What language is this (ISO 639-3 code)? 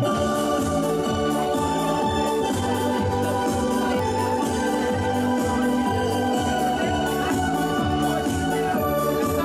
pol